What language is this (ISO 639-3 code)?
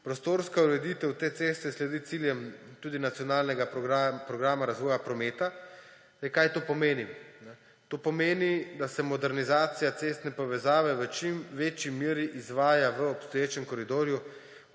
slv